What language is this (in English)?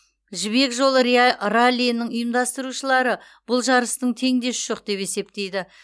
Kazakh